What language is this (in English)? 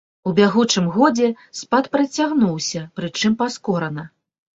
Belarusian